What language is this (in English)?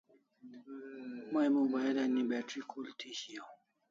Kalasha